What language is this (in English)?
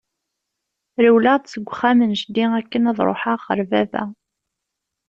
Kabyle